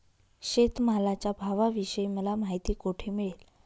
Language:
Marathi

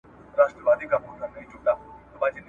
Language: Pashto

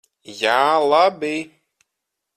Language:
Latvian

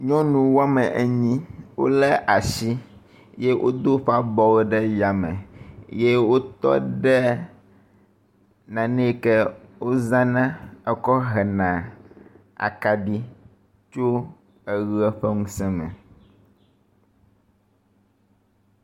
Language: Ewe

